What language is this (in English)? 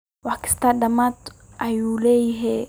Somali